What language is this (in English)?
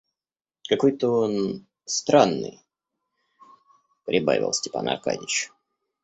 Russian